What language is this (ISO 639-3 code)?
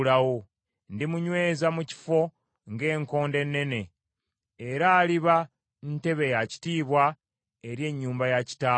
lug